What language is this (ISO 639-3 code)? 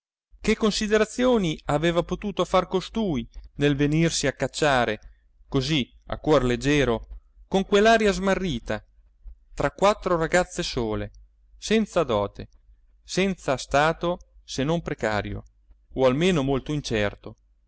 ita